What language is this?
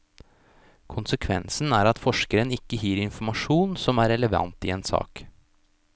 Norwegian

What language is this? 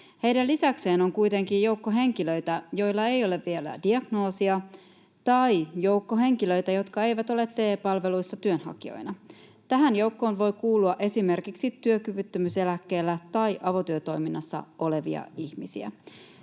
Finnish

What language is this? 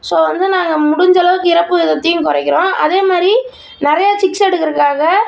Tamil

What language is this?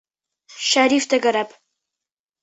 Bashkir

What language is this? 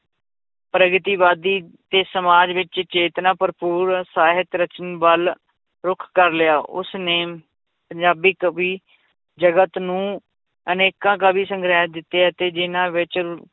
Punjabi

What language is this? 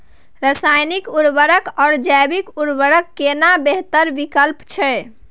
Maithili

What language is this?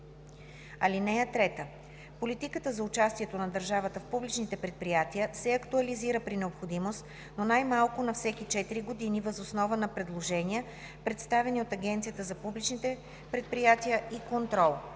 Bulgarian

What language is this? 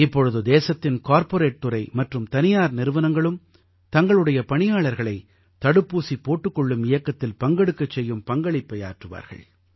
Tamil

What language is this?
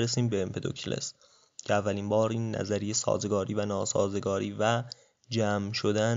Persian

